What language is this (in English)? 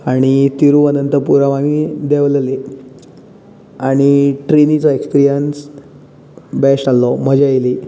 Konkani